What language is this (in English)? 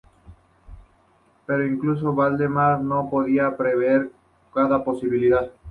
Spanish